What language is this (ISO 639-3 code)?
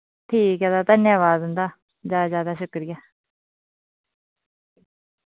doi